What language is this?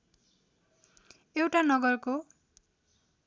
Nepali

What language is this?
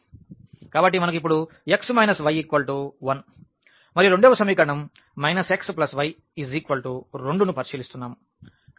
Telugu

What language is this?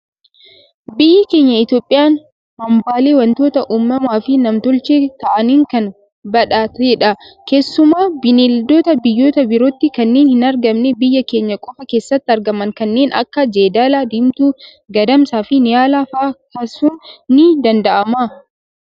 Oromo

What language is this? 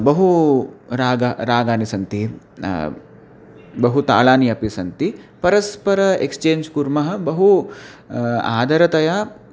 Sanskrit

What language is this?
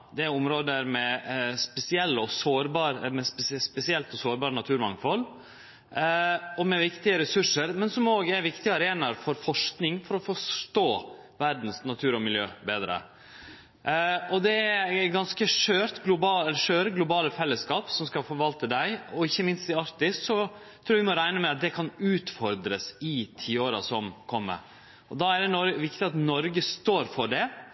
Norwegian Nynorsk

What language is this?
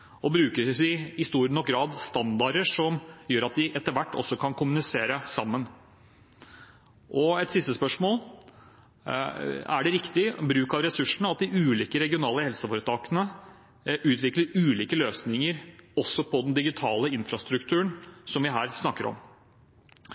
Norwegian Bokmål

